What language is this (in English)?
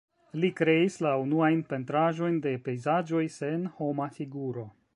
Esperanto